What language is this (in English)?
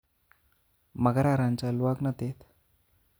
Kalenjin